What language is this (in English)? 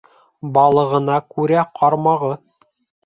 Bashkir